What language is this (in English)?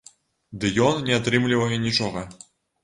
Belarusian